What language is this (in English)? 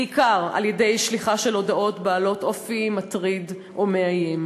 Hebrew